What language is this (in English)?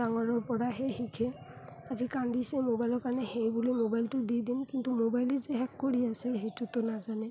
Assamese